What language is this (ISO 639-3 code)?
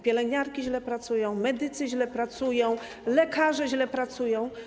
pol